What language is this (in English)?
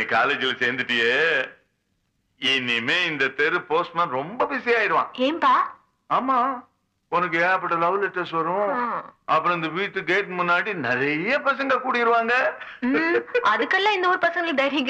Tamil